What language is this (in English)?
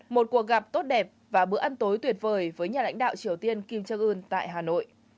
Vietnamese